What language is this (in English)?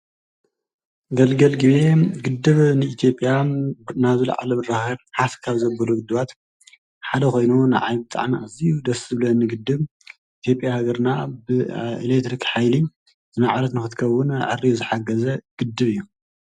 Tigrinya